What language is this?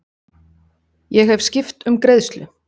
Icelandic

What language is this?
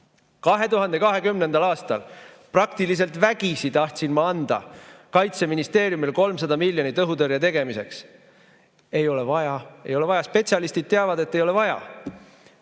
Estonian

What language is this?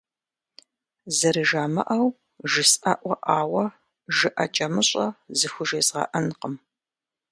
Kabardian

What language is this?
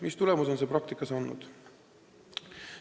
Estonian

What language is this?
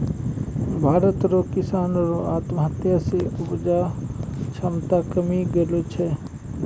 Maithili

